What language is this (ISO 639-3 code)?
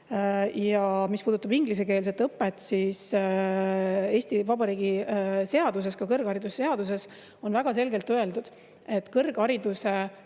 est